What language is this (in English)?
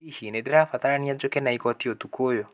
Kikuyu